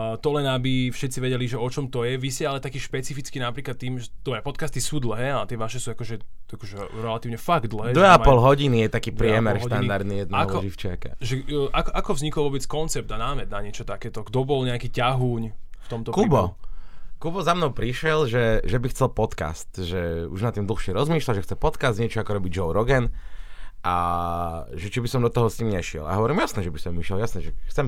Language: Slovak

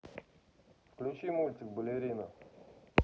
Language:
Russian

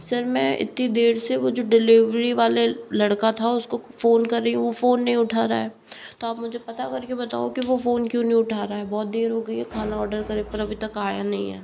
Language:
Hindi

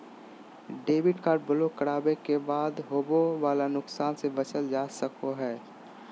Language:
Magahi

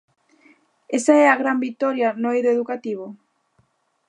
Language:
Galician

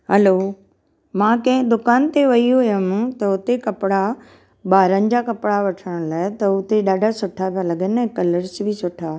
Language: Sindhi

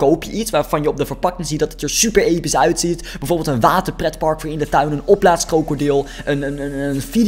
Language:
Dutch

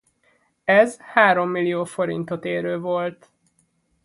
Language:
Hungarian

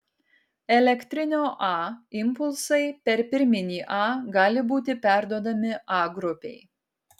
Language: Lithuanian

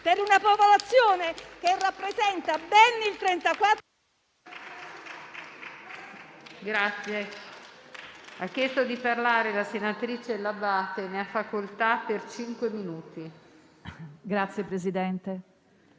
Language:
Italian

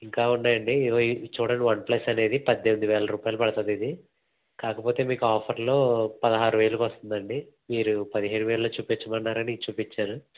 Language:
Telugu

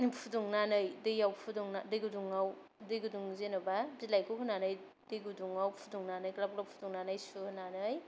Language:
Bodo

